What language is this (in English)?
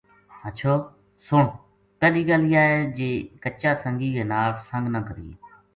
Gujari